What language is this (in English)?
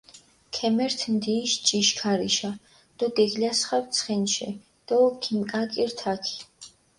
Mingrelian